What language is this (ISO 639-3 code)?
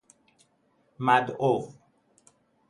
fas